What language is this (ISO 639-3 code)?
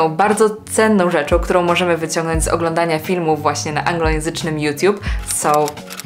pol